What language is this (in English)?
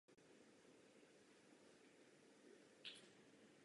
Czech